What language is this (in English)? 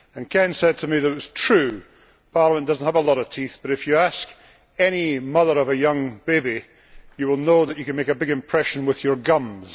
English